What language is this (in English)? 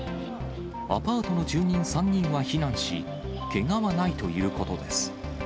Japanese